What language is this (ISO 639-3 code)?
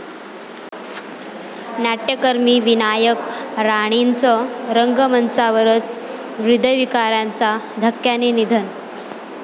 mar